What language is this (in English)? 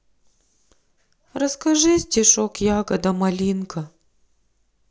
Russian